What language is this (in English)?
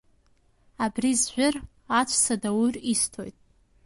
Abkhazian